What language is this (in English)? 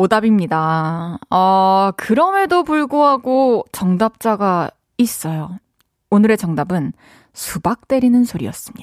Korean